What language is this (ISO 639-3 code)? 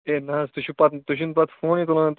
kas